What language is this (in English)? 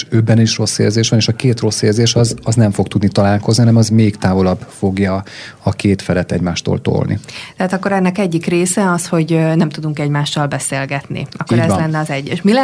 Hungarian